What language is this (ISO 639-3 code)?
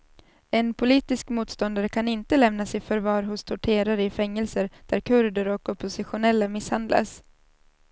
swe